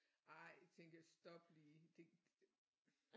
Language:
Danish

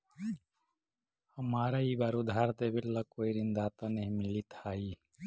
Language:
Magahi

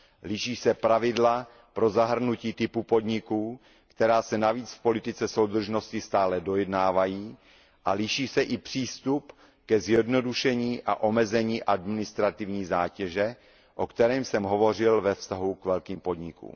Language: Czech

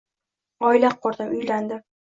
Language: Uzbek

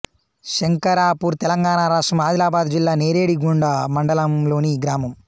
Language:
Telugu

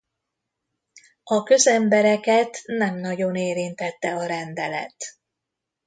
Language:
Hungarian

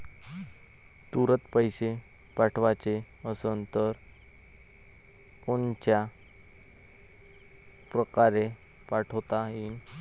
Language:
Marathi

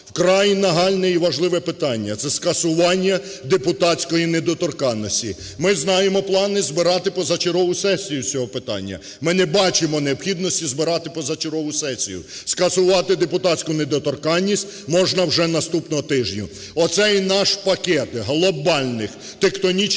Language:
Ukrainian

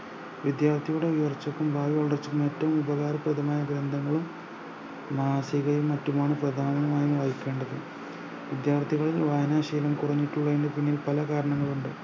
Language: Malayalam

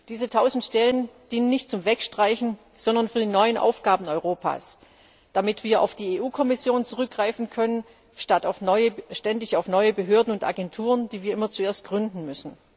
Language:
German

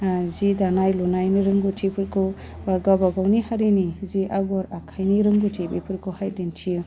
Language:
Bodo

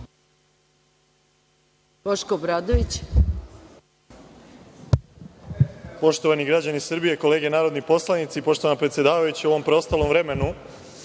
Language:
Serbian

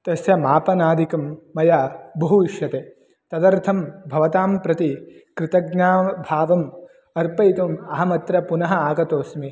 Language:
Sanskrit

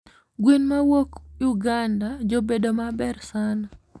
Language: Luo (Kenya and Tanzania)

